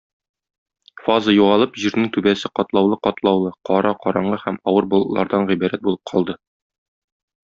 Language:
Tatar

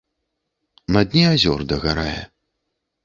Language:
Belarusian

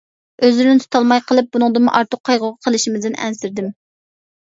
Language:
Uyghur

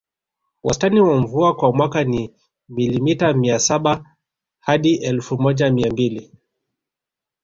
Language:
Swahili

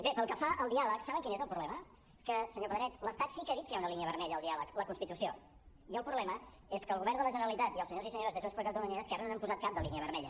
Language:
Catalan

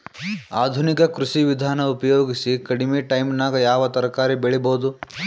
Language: Kannada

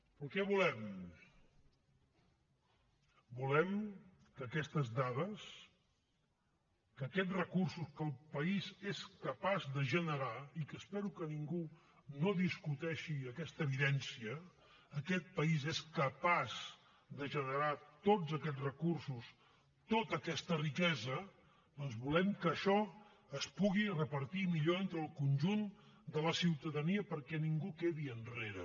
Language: Catalan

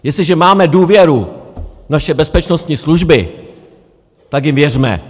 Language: Czech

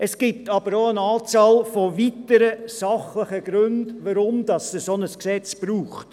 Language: Swiss German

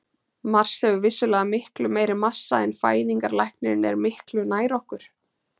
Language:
Icelandic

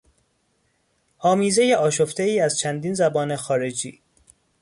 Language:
Persian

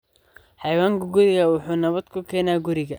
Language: Somali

